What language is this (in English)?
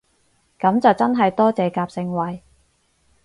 Cantonese